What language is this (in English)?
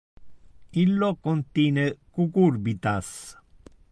Interlingua